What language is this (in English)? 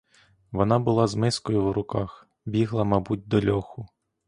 Ukrainian